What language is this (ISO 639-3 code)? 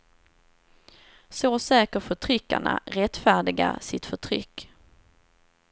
swe